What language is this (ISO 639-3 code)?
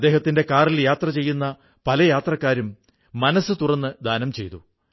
mal